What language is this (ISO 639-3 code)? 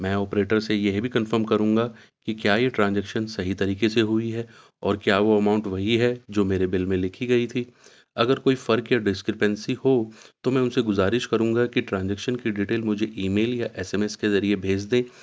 urd